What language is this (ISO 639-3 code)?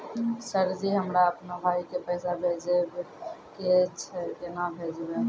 mai